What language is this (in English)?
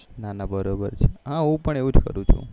Gujarati